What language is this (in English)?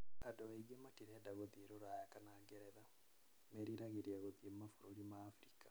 Kikuyu